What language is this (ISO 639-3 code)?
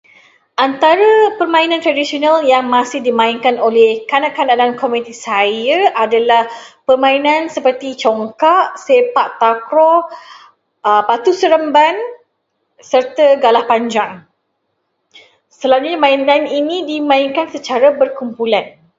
msa